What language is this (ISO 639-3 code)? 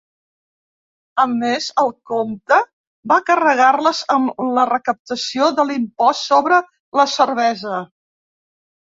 cat